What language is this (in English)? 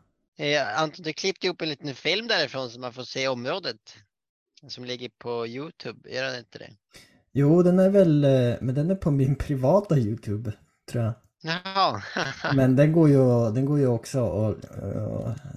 Swedish